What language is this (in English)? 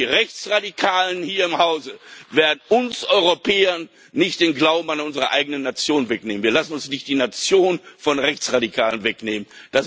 German